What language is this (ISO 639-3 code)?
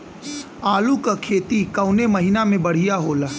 bho